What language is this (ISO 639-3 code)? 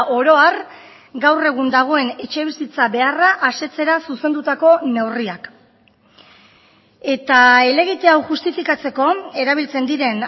eus